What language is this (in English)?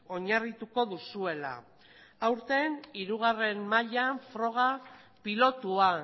Basque